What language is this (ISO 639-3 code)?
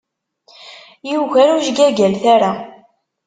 kab